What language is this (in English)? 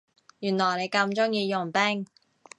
Cantonese